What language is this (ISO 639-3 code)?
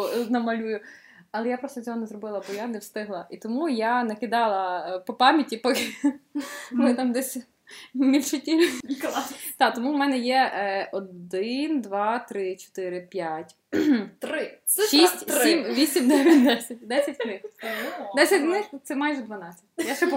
ukr